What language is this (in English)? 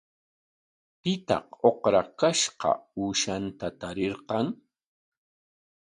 Corongo Ancash Quechua